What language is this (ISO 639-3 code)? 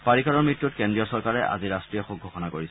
asm